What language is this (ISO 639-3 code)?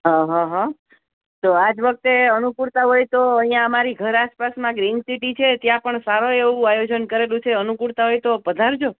guj